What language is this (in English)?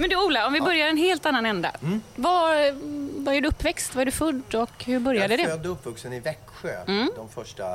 Swedish